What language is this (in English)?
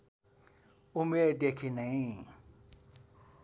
Nepali